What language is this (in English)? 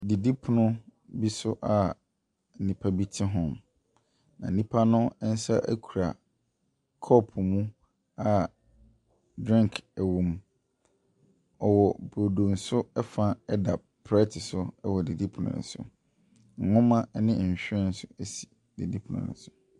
Akan